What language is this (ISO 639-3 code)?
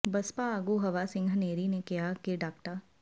pan